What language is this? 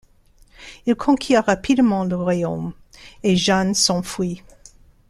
French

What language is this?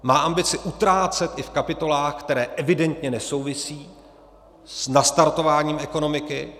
Czech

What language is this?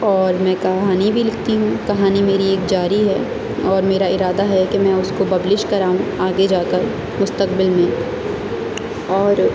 Urdu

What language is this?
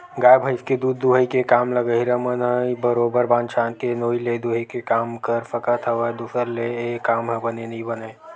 Chhattisgarhi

